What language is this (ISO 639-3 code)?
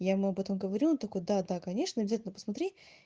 rus